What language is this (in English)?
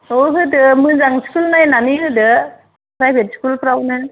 Bodo